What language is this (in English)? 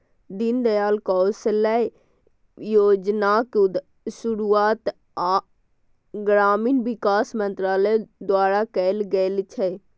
Maithili